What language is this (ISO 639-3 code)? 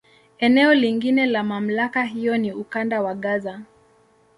swa